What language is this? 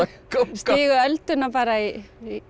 Icelandic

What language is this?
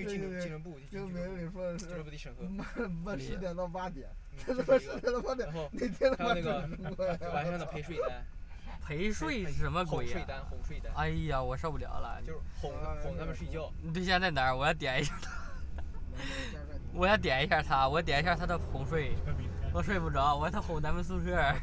Chinese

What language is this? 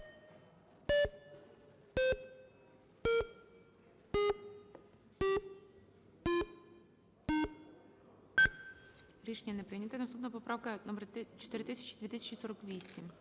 Ukrainian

